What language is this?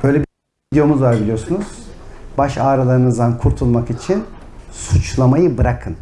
Turkish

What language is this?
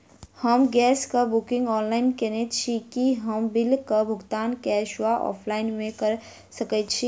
Maithili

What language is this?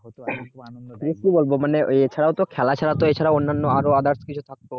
Bangla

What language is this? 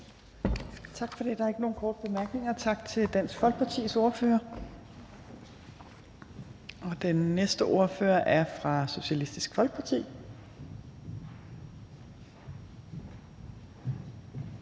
Danish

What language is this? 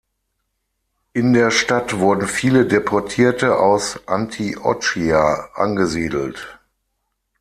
German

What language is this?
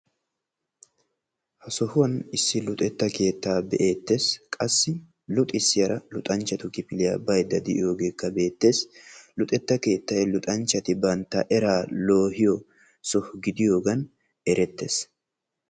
Wolaytta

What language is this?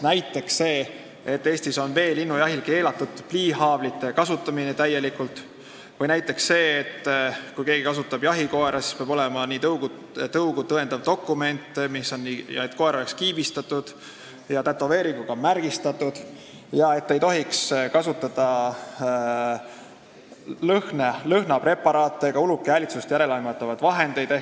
Estonian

